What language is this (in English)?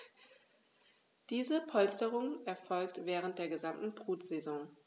German